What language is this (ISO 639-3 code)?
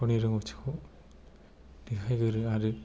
brx